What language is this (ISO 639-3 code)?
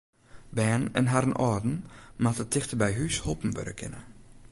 fry